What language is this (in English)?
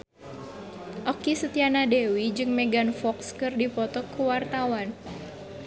Sundanese